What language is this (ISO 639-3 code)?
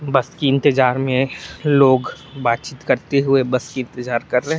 hin